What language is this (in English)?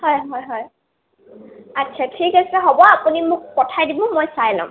Assamese